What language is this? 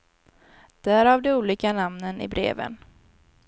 Swedish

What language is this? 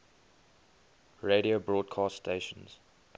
English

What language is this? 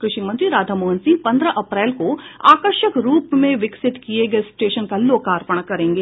Hindi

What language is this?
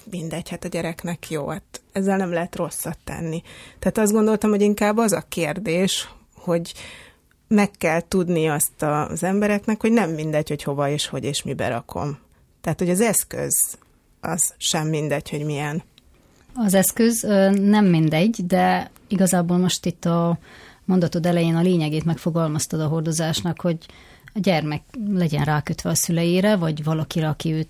Hungarian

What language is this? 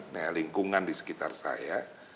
Indonesian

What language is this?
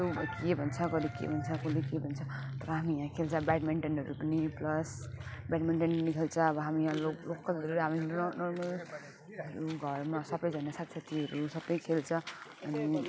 Nepali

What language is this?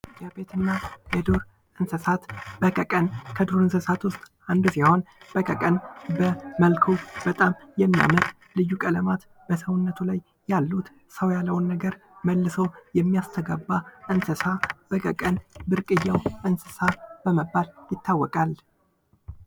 Amharic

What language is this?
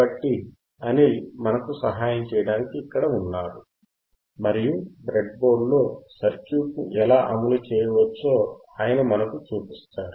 Telugu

